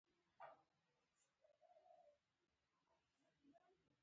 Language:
Pashto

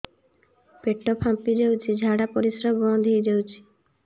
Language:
Odia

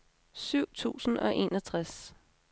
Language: Danish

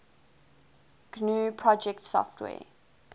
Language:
English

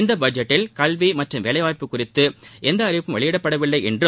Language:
Tamil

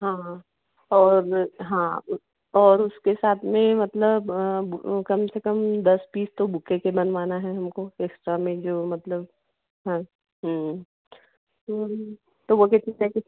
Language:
Hindi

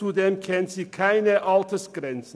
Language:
Swiss German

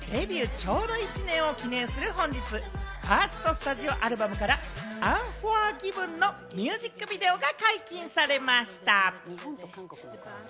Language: Japanese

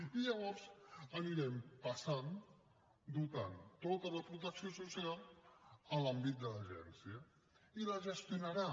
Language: Catalan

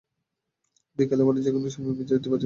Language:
Bangla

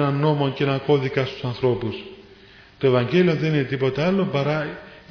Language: Greek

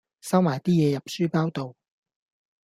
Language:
Cantonese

